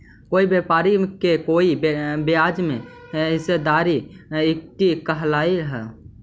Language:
Magahi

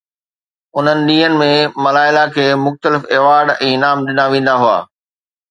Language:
Sindhi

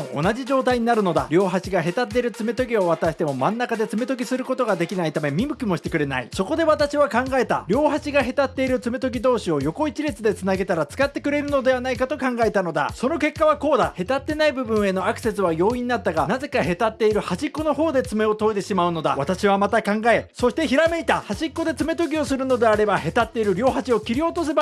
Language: Japanese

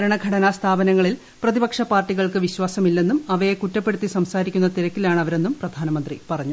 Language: Malayalam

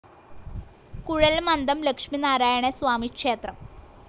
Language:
Malayalam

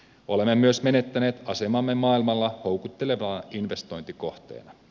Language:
Finnish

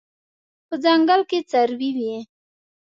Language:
Pashto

